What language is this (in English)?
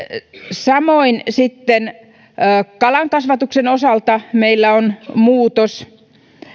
Finnish